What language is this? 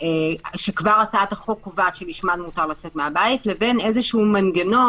Hebrew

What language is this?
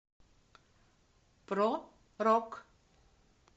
Russian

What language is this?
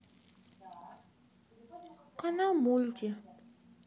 Russian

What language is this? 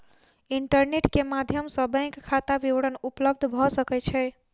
Maithili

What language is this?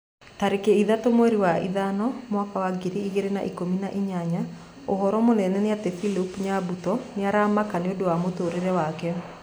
Kikuyu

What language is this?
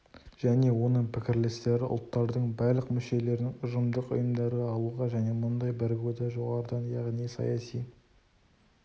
Kazakh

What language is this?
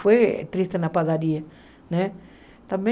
Portuguese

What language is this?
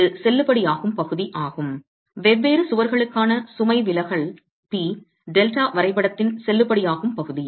Tamil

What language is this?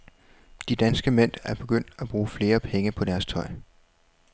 Danish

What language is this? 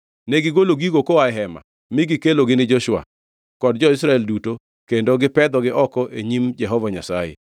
Luo (Kenya and Tanzania)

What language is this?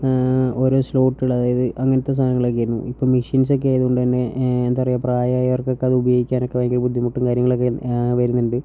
Malayalam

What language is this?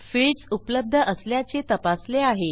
Marathi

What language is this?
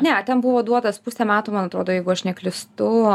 Lithuanian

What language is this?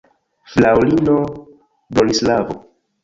Esperanto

